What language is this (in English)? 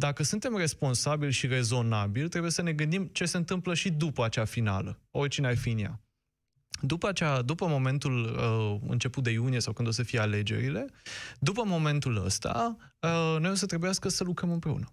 Romanian